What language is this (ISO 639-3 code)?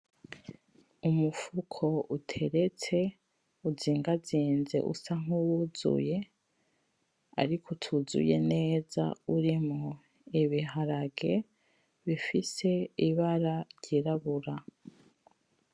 run